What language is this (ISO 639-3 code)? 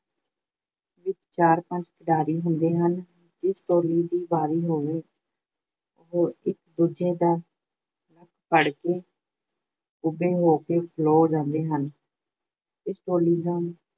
pan